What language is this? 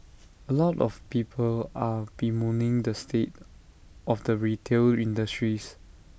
English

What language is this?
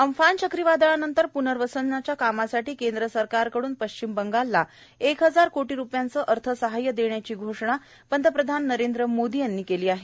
Marathi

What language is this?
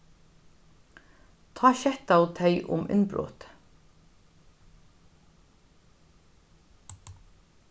Faroese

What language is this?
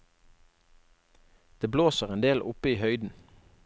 Norwegian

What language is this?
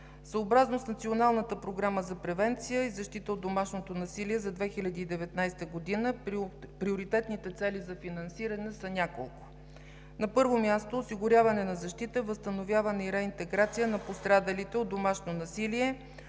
Bulgarian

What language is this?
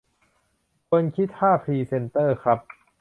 Thai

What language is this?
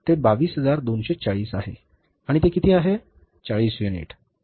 Marathi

